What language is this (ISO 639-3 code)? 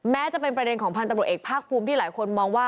tha